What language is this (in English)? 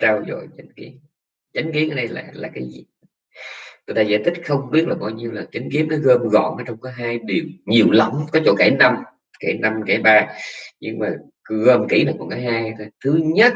Vietnamese